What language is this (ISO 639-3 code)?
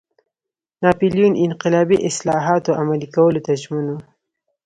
pus